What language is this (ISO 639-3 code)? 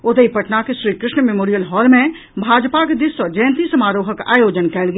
mai